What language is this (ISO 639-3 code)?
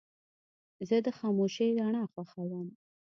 pus